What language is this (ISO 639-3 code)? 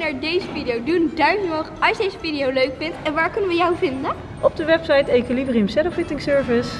nld